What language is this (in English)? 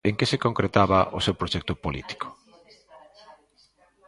Galician